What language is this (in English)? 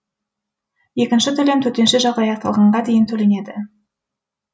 Kazakh